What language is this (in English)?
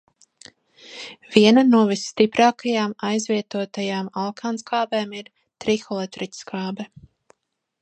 Latvian